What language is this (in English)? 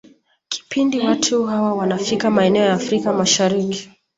Swahili